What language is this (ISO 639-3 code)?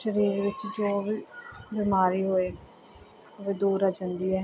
pan